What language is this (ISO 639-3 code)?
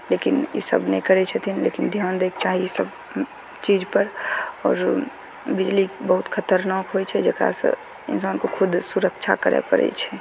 mai